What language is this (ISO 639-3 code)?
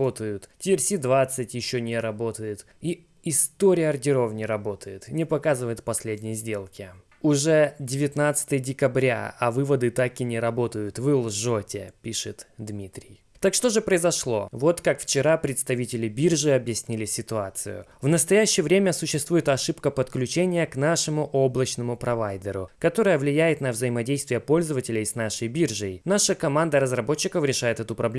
rus